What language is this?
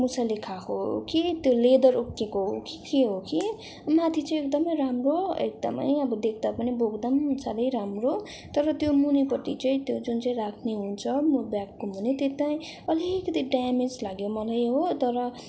Nepali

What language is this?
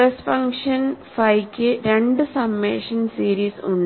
Malayalam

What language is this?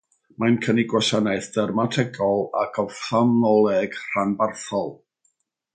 Welsh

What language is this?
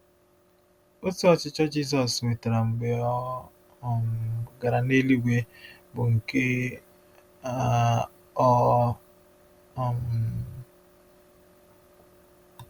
Igbo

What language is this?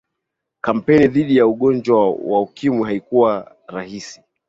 Swahili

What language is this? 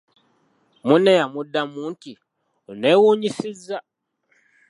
Ganda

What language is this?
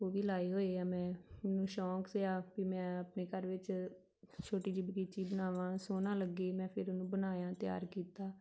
Punjabi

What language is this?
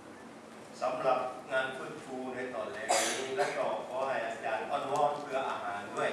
Thai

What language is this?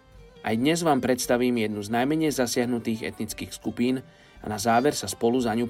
Slovak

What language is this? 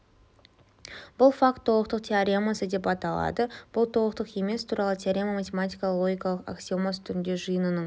Kazakh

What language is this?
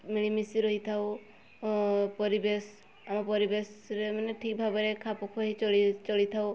Odia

